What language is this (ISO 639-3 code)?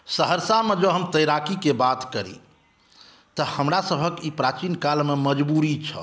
mai